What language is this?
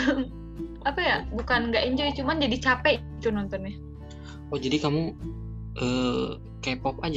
Indonesian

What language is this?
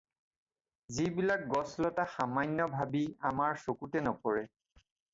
Assamese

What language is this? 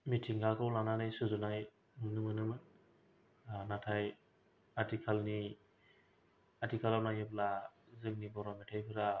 Bodo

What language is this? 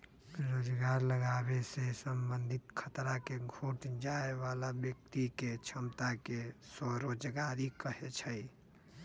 Magahi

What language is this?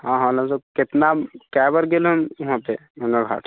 Maithili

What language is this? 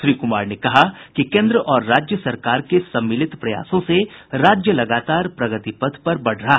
Hindi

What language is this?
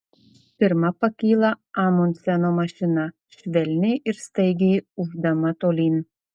Lithuanian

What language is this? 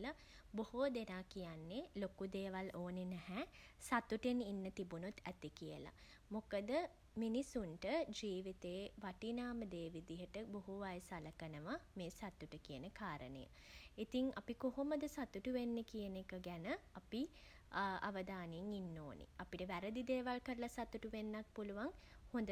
Sinhala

